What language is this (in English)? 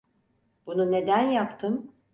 Turkish